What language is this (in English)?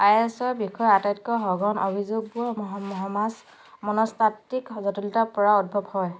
Assamese